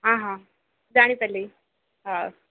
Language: Odia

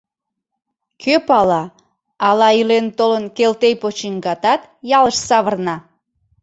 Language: Mari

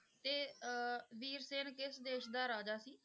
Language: Punjabi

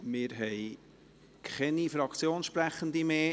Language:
Swiss German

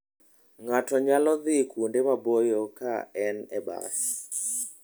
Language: Luo (Kenya and Tanzania)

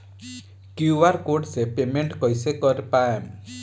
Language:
Bhojpuri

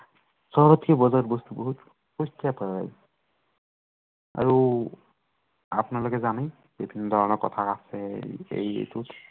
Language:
Assamese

